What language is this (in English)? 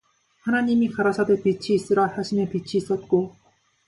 Korean